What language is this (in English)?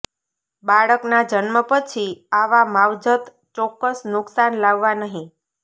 Gujarati